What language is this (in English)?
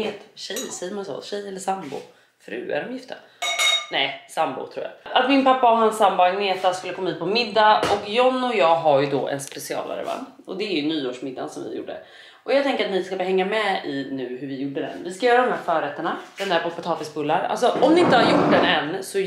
Swedish